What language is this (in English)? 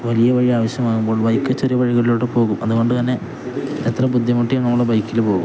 Malayalam